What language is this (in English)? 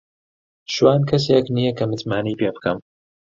Central Kurdish